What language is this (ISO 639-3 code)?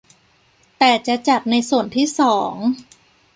tha